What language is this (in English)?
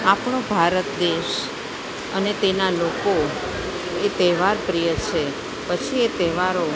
Gujarati